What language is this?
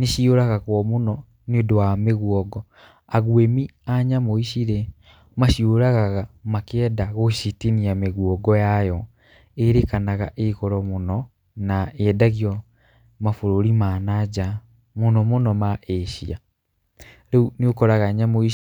Kikuyu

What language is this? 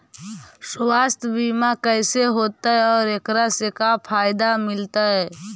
Magahi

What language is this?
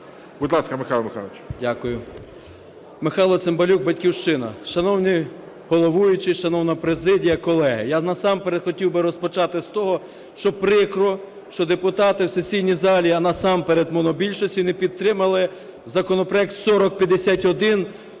Ukrainian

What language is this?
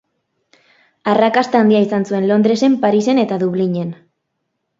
Basque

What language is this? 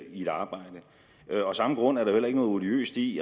Danish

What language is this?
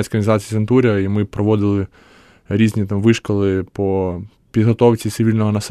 Ukrainian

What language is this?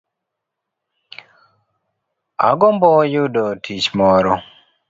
Luo (Kenya and Tanzania)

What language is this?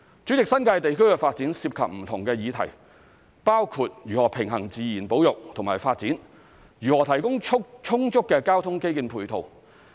Cantonese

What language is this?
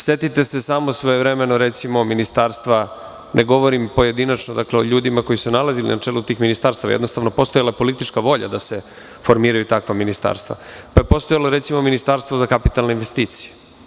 Serbian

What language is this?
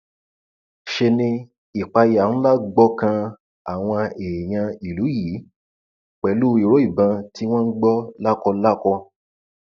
Yoruba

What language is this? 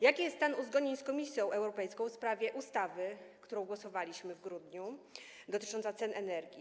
Polish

